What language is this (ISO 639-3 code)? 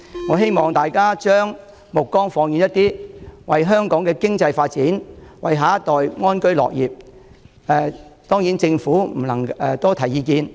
yue